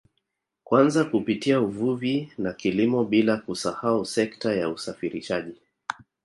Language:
Swahili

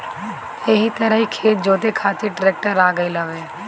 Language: Bhojpuri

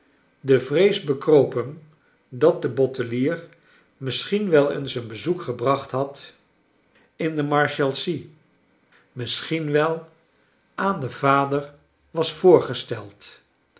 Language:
Dutch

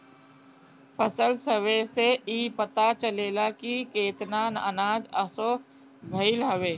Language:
Bhojpuri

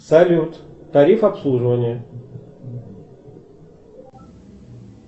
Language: Russian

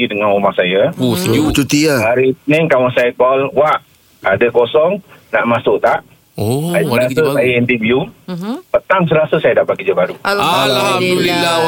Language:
Malay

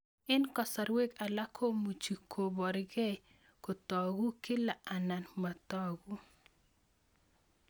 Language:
Kalenjin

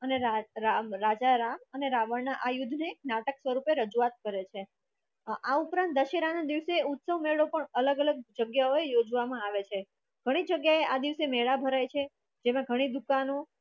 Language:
Gujarati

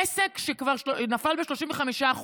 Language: Hebrew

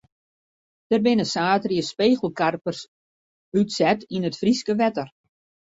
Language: Western Frisian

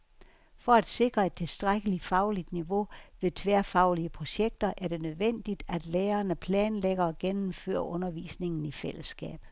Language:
Danish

